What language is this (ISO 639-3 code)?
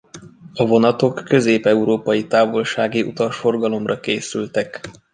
hun